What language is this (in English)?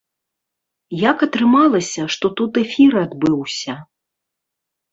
Belarusian